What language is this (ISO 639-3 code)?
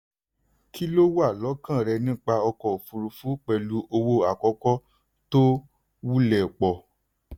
yor